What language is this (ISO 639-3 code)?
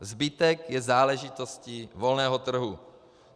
ces